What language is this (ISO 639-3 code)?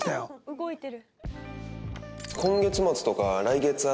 jpn